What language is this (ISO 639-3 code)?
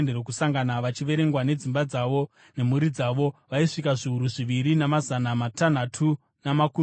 sna